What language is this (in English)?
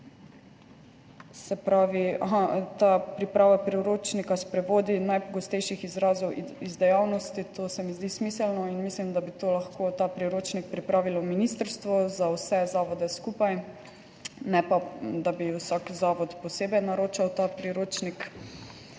Slovenian